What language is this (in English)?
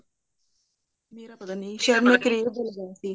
Punjabi